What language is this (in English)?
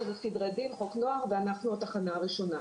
Hebrew